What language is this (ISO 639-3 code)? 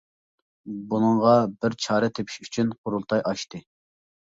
uig